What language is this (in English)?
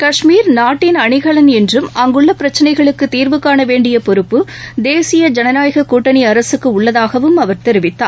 Tamil